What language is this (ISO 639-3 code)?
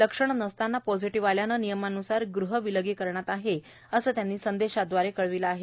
mar